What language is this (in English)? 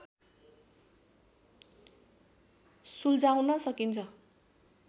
Nepali